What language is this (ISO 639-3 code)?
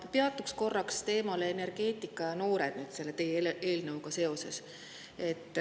est